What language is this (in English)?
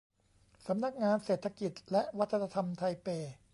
Thai